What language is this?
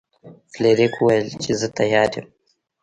Pashto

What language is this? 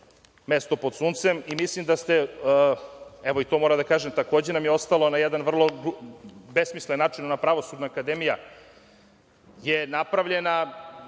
Serbian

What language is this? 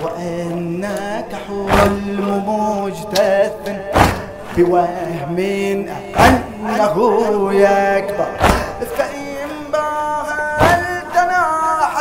Arabic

